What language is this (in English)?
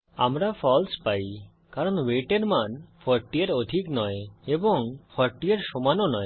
Bangla